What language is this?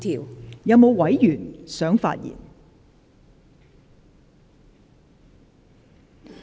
Cantonese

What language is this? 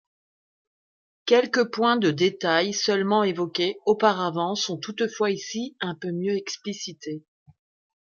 French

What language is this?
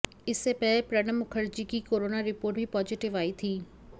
Hindi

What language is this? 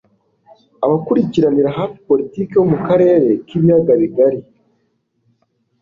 Kinyarwanda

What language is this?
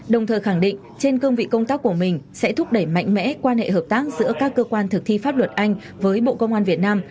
Vietnamese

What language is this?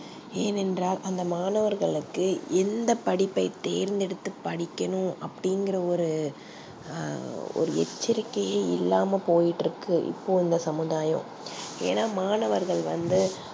Tamil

